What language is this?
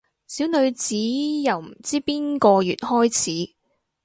Cantonese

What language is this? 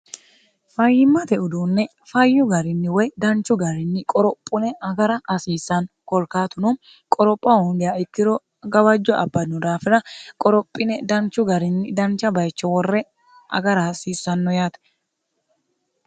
Sidamo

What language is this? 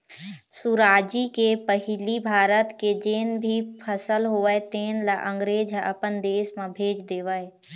Chhattisgarhi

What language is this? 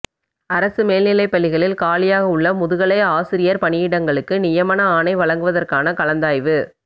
Tamil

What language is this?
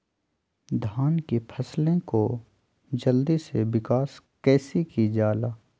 Magahi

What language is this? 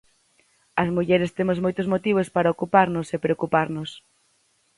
Galician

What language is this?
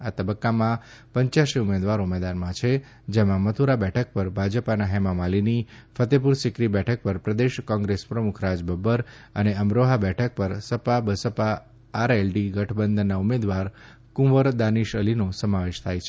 Gujarati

